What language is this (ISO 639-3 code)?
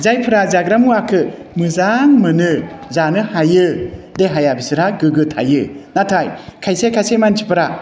brx